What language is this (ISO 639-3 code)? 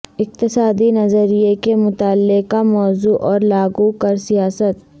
urd